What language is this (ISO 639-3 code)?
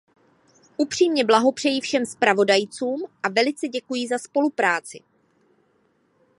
ces